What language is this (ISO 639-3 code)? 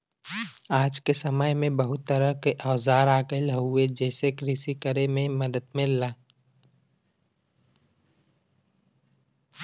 bho